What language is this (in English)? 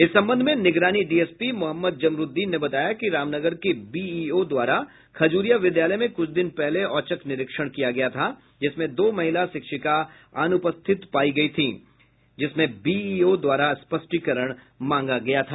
Hindi